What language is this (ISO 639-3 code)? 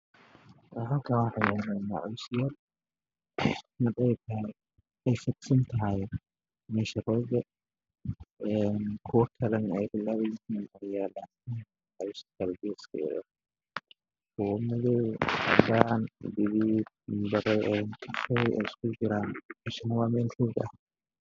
som